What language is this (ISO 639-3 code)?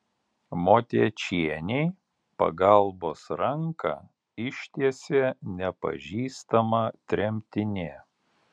lit